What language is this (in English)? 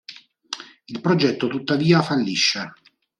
Italian